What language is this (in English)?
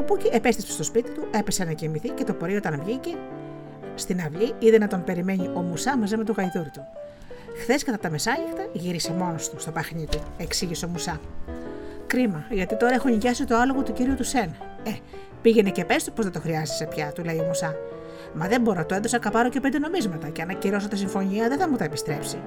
Greek